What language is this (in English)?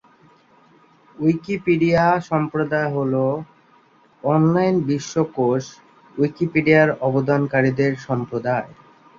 Bangla